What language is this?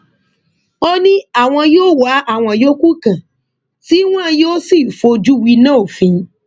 Yoruba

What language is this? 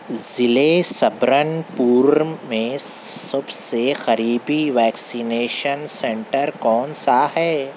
Urdu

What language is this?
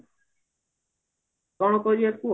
Odia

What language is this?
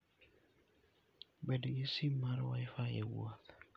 Luo (Kenya and Tanzania)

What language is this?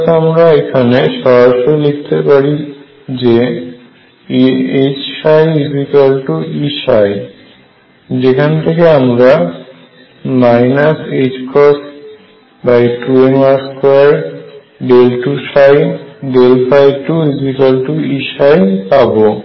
Bangla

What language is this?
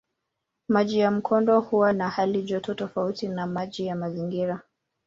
Swahili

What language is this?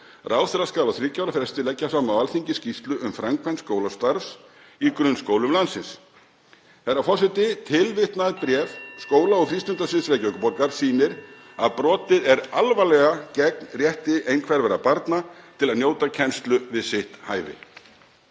Icelandic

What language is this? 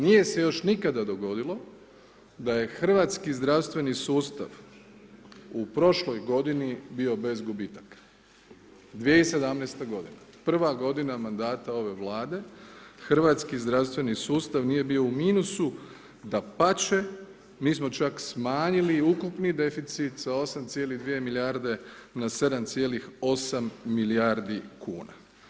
Croatian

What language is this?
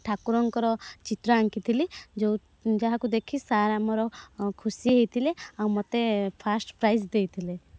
Odia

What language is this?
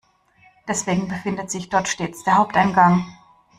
German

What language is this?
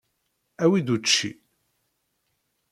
Kabyle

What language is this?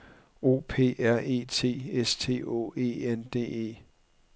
Danish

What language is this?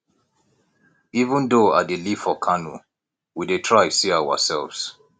Nigerian Pidgin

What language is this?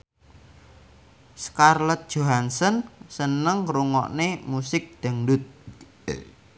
Javanese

